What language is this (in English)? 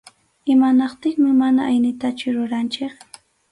Arequipa-La Unión Quechua